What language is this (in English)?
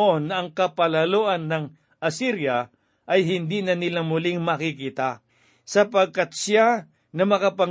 Filipino